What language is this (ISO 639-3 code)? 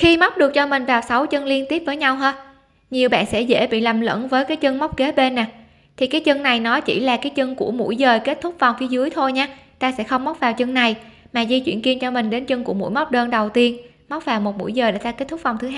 vie